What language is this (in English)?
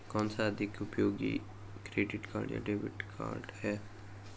Hindi